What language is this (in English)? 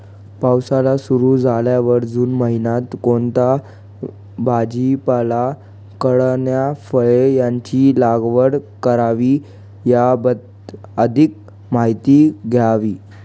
Marathi